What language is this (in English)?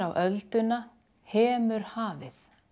Icelandic